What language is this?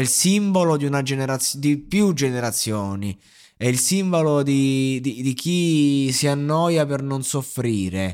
Italian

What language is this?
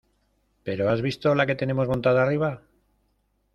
Spanish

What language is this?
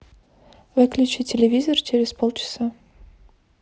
Russian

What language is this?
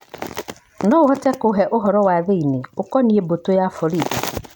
Kikuyu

